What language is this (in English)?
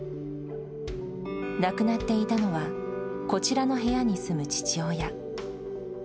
Japanese